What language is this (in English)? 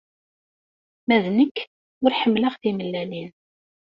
Kabyle